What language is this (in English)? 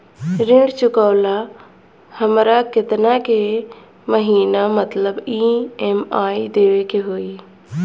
Bhojpuri